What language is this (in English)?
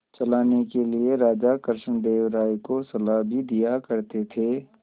Hindi